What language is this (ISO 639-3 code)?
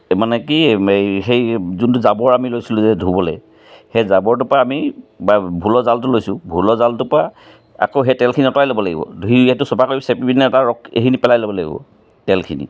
asm